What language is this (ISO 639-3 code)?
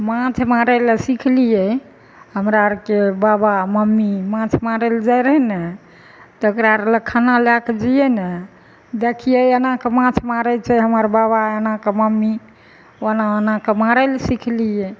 mai